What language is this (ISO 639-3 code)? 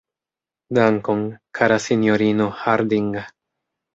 epo